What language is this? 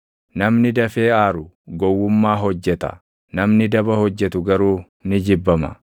Oromo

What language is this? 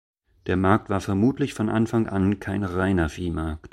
German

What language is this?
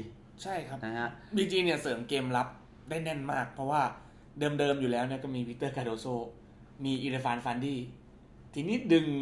Thai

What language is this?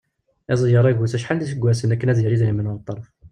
Kabyle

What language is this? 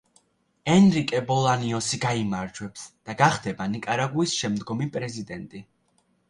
Georgian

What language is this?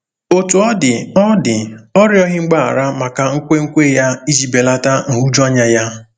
Igbo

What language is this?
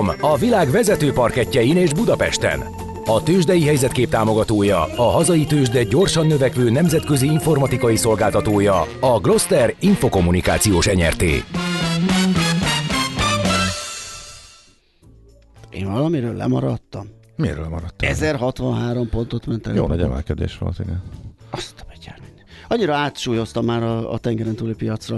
Hungarian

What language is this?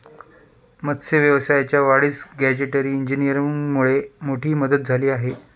Marathi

